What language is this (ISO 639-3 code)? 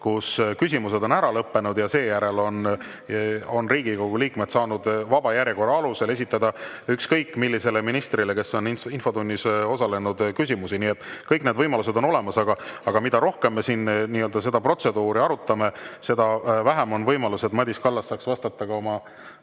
est